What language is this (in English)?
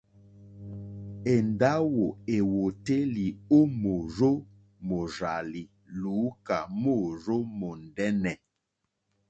Mokpwe